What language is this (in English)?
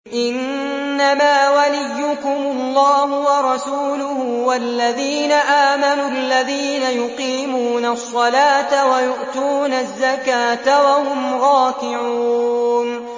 Arabic